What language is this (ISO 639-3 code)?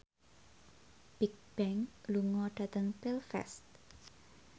jav